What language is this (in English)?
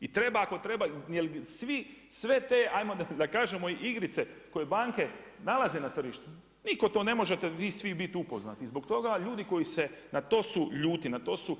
Croatian